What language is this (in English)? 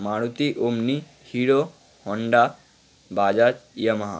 Bangla